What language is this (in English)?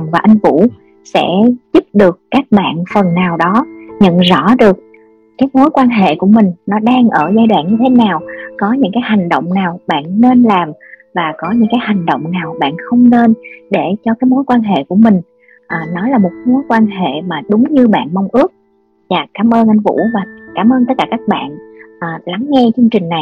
Vietnamese